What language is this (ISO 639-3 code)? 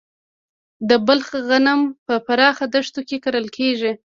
pus